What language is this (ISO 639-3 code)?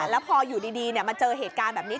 tha